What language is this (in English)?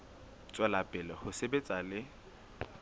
Southern Sotho